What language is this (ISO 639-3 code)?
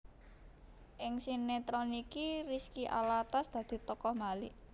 jav